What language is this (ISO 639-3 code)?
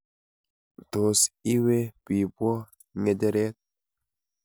kln